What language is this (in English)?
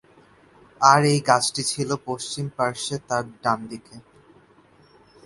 Bangla